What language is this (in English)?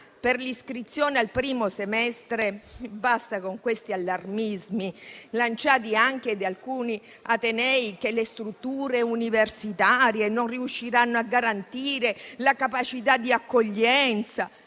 Italian